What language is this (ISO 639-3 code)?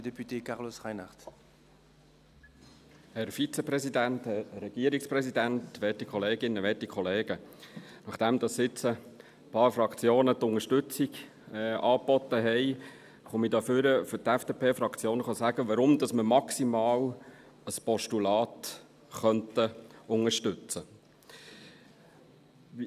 gsw